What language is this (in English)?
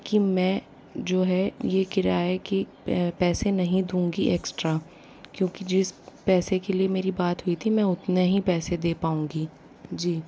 Hindi